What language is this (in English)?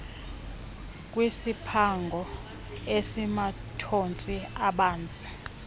Xhosa